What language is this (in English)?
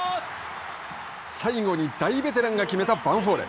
Japanese